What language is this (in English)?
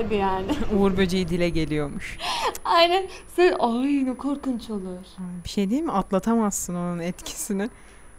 Turkish